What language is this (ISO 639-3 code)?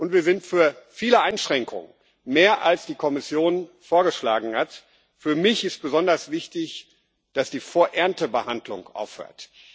deu